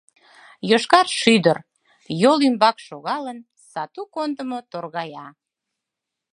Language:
Mari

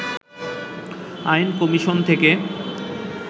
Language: Bangla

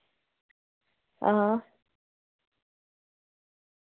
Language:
Dogri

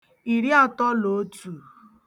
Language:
Igbo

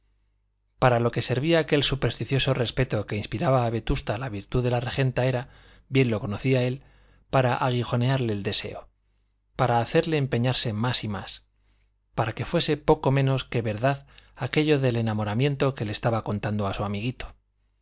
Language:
Spanish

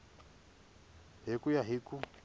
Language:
Tsonga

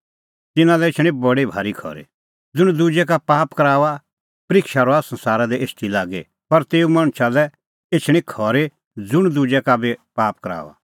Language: Kullu Pahari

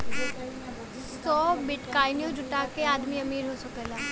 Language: Bhojpuri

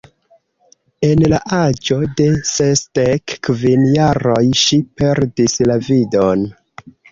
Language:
Esperanto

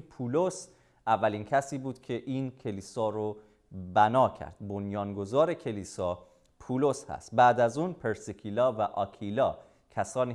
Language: Persian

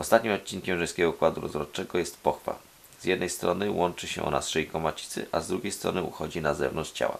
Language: Polish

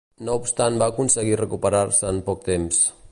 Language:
Catalan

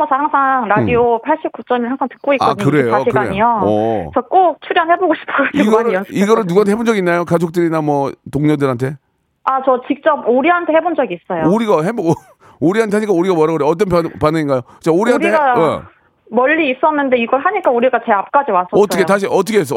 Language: Korean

